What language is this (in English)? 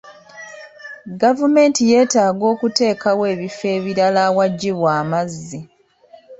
Ganda